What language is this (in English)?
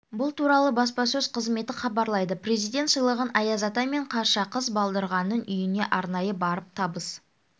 Kazakh